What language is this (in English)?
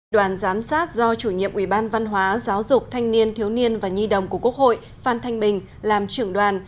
Vietnamese